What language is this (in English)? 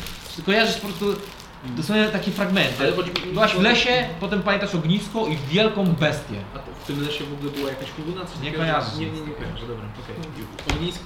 Polish